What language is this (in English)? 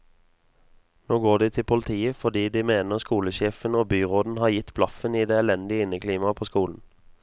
Norwegian